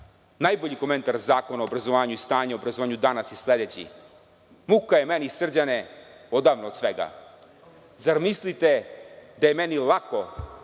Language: Serbian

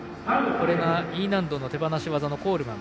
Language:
Japanese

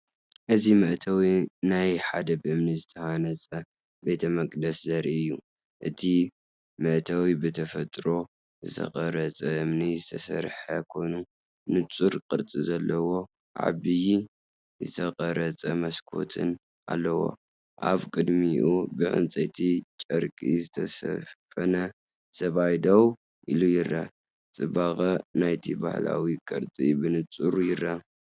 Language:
Tigrinya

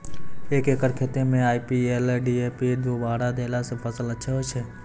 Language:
Maithili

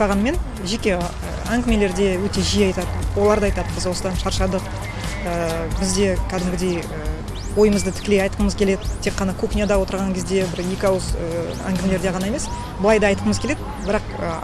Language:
Kazakh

